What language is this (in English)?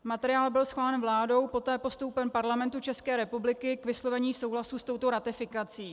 Czech